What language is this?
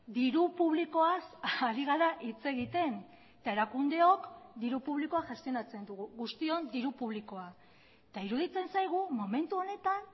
Basque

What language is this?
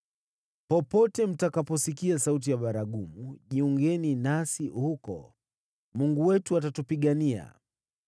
Swahili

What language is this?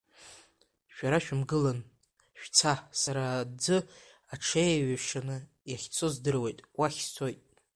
Abkhazian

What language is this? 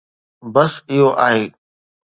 Sindhi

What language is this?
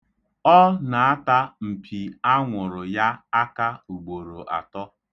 Igbo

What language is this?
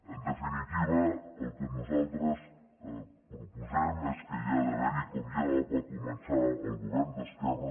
Catalan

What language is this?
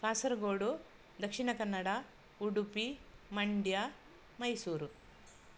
Sanskrit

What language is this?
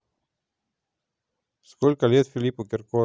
Russian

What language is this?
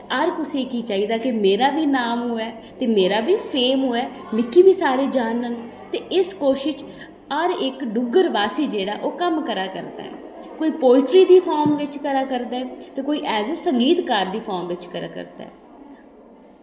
Dogri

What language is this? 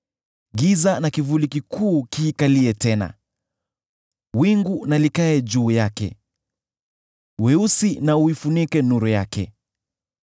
Swahili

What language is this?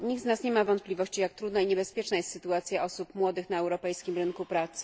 Polish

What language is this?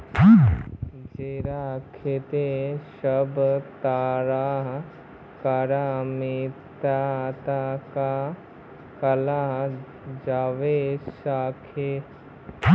Magahi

